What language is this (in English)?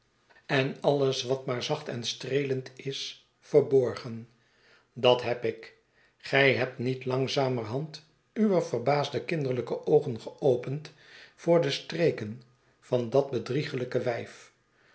Dutch